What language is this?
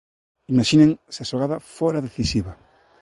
Galician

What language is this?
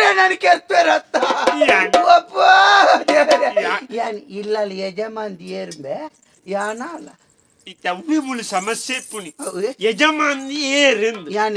Arabic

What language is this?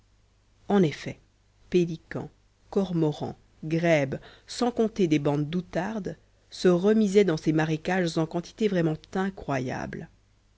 French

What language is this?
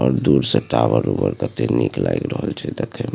Maithili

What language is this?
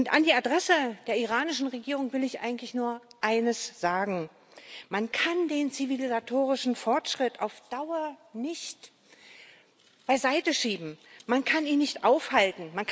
German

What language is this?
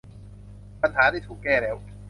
Thai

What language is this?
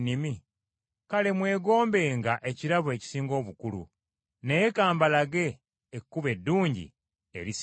Ganda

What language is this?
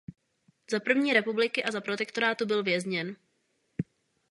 Czech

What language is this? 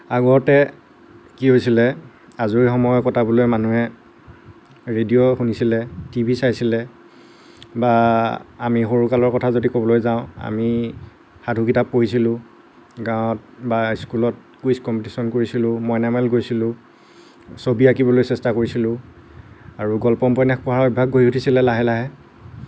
Assamese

